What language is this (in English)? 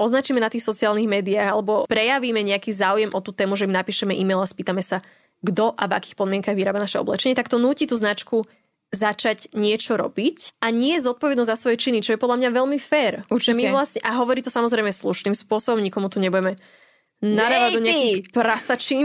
Slovak